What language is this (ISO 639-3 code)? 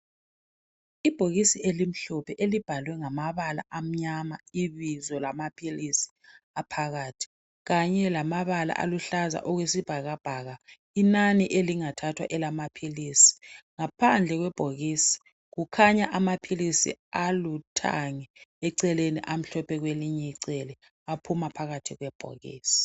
nde